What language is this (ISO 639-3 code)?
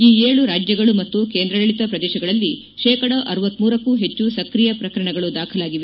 kan